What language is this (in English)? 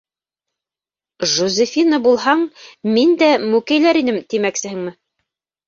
Bashkir